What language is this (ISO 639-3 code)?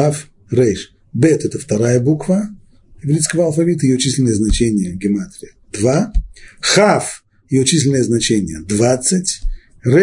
rus